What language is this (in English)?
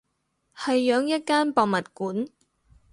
Cantonese